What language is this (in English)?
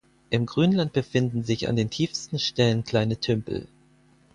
German